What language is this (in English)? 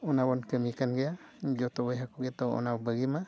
Santali